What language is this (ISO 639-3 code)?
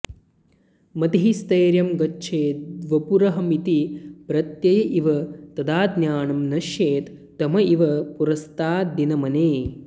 san